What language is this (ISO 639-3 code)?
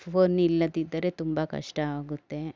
kan